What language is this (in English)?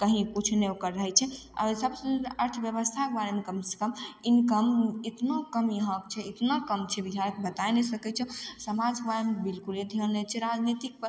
Maithili